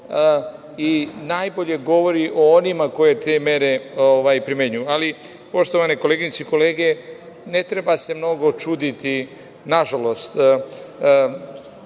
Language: Serbian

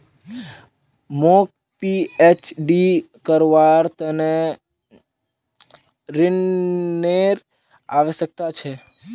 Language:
Magahi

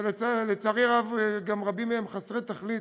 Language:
Hebrew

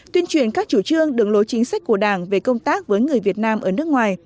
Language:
Vietnamese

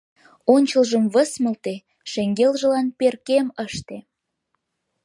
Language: Mari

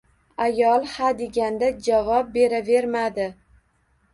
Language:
Uzbek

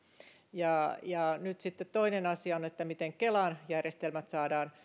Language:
Finnish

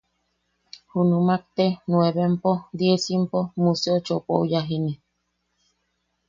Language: Yaqui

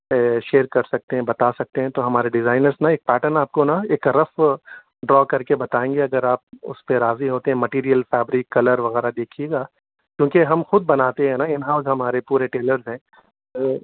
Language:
Urdu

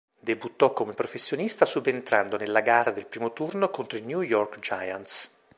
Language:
Italian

